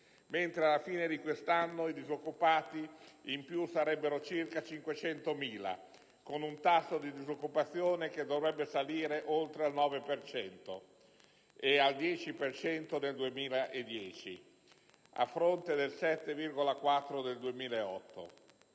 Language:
Italian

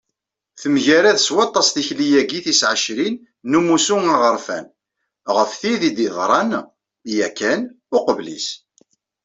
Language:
Kabyle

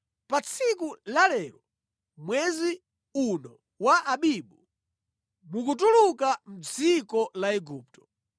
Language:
Nyanja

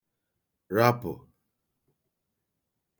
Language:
Igbo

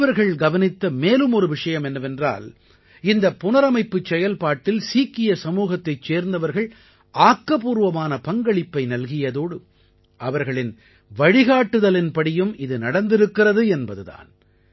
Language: Tamil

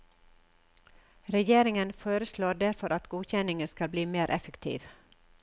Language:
Norwegian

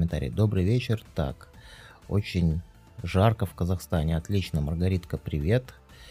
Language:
Russian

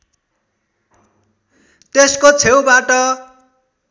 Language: Nepali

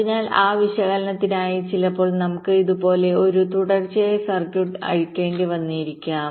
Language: Malayalam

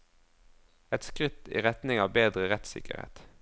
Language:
Norwegian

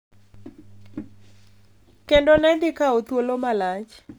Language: Luo (Kenya and Tanzania)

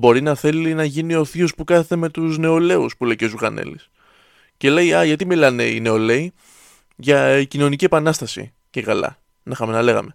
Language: Greek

